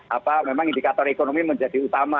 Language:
Indonesian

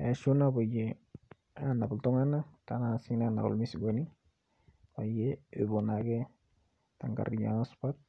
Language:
Masai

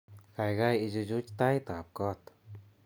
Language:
Kalenjin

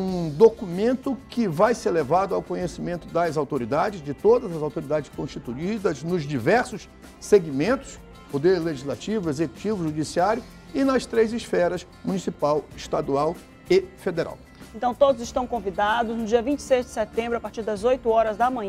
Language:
Portuguese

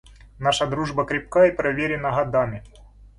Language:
Russian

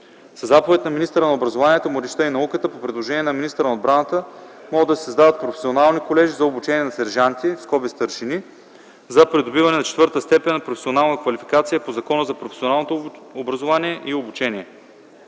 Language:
Bulgarian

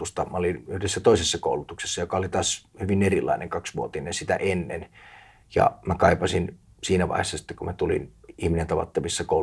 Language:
Finnish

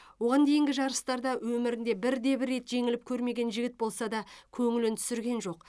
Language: Kazakh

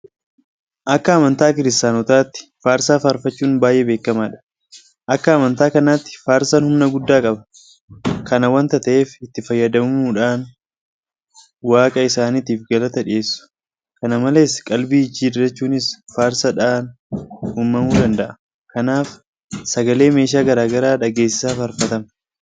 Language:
Oromo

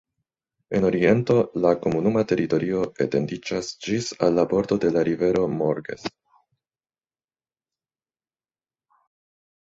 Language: Esperanto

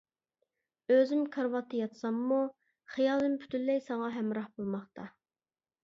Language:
Uyghur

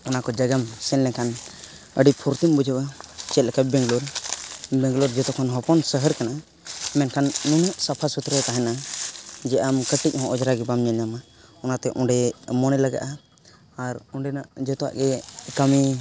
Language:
Santali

